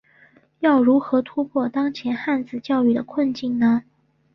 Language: Chinese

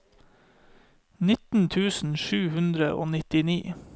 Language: Norwegian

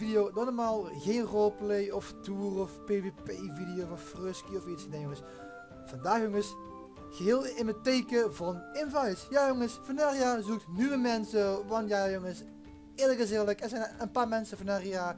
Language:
Dutch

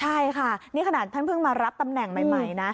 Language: Thai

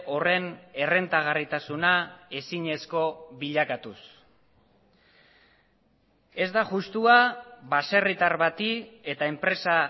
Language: Basque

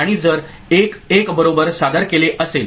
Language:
Marathi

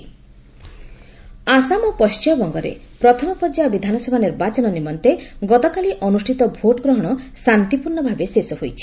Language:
Odia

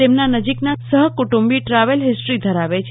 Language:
Gujarati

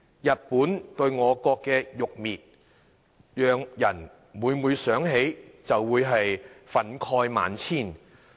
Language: Cantonese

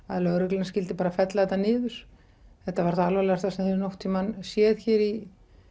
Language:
Icelandic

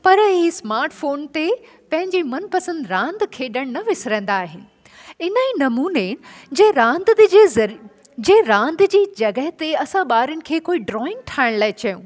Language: Sindhi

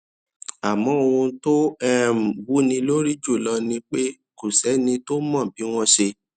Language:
Yoruba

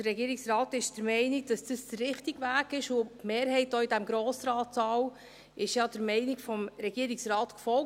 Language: Swiss German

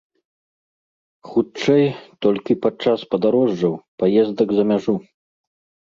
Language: Belarusian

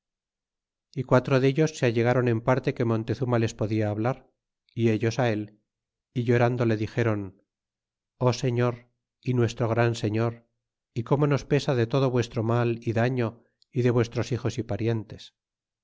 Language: Spanish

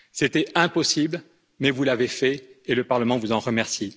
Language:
French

